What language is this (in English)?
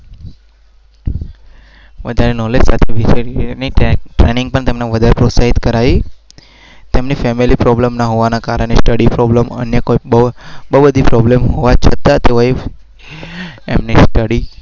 Gujarati